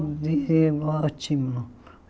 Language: Portuguese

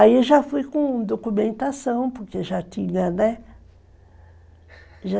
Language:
Portuguese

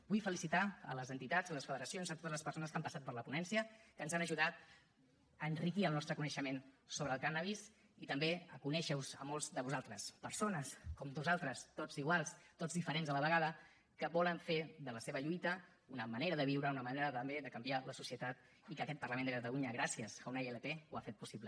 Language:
Catalan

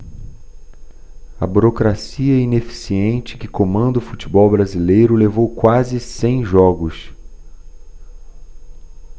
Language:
Portuguese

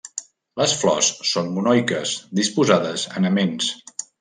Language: Catalan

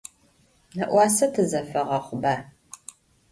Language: Adyghe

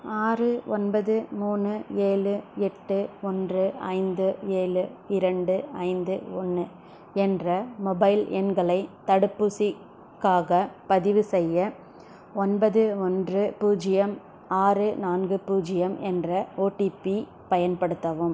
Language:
Tamil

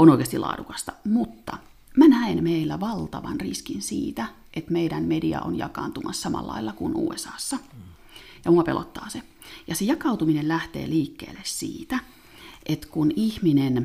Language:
Finnish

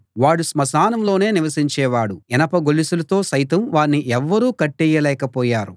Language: Telugu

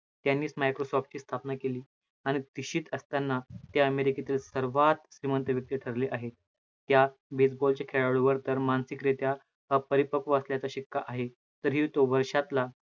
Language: Marathi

